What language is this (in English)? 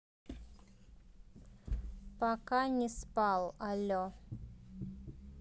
Russian